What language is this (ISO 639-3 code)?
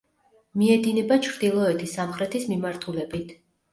kat